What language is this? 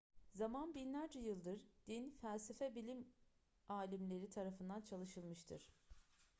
Turkish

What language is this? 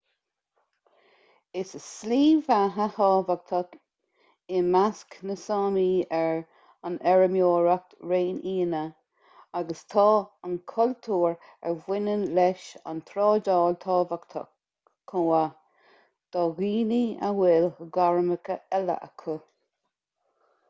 Irish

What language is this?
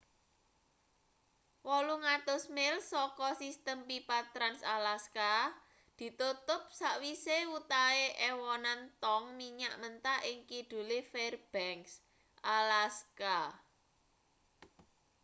Javanese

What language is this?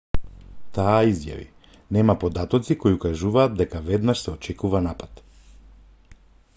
Macedonian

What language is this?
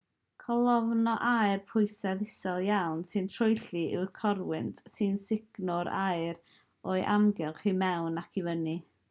Welsh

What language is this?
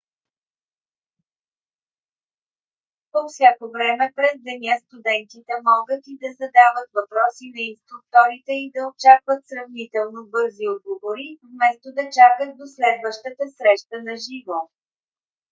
Bulgarian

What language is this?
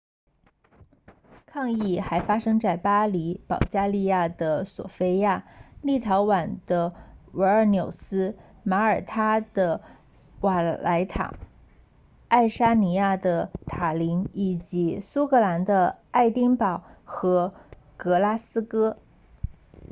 Chinese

